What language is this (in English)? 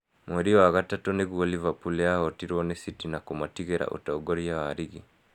Kikuyu